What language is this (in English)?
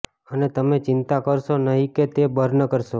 Gujarati